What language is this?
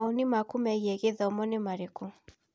Kikuyu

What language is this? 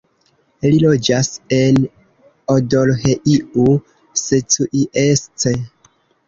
Esperanto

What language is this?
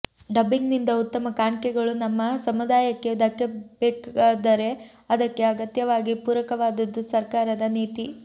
Kannada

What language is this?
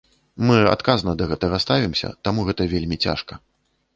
Belarusian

